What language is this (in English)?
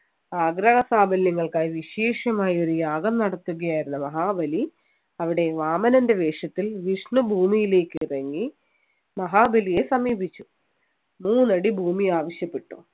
Malayalam